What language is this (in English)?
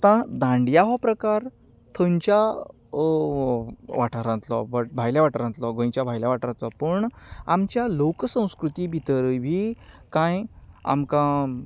Konkani